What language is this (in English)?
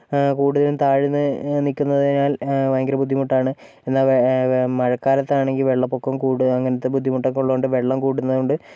Malayalam